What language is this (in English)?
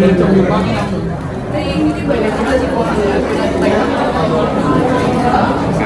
Vietnamese